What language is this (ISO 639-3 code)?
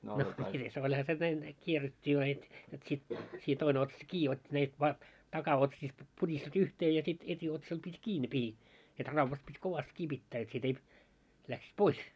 fin